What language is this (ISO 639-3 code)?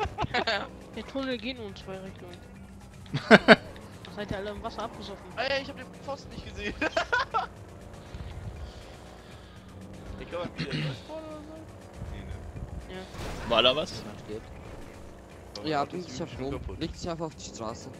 deu